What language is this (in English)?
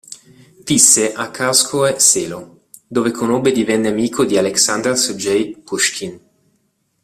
Italian